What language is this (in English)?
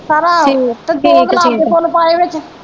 Punjabi